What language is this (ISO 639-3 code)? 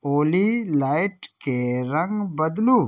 mai